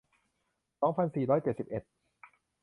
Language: Thai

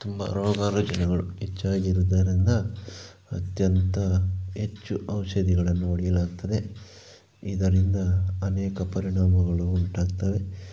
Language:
Kannada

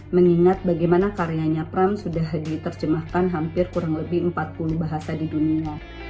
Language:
Indonesian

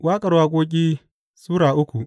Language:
Hausa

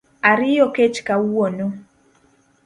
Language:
Luo (Kenya and Tanzania)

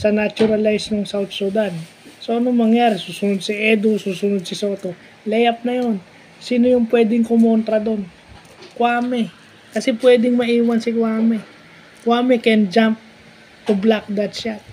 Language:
Filipino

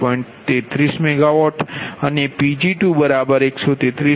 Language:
Gujarati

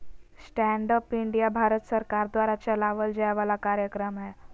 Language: Magahi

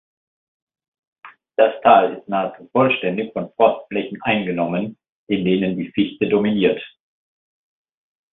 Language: German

